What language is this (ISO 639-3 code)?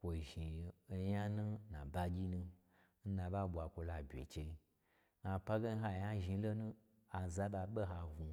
gbr